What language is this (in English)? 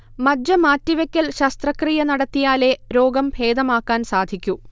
Malayalam